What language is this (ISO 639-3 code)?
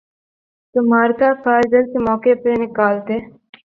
urd